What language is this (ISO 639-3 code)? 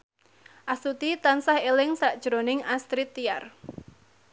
jav